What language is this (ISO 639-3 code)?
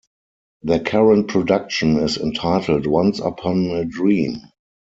eng